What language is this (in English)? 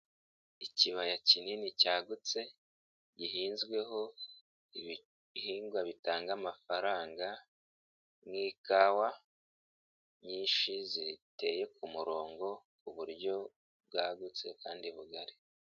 Kinyarwanda